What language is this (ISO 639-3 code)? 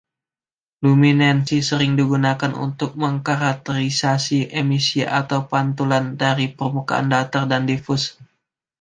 ind